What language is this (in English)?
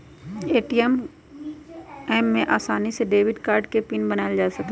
Magahi